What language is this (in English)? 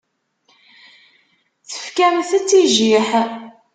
Kabyle